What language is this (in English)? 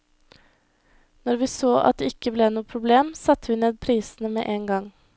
Norwegian